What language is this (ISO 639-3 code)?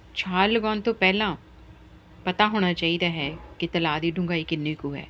pan